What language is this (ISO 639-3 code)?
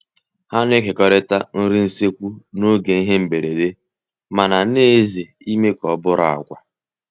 ibo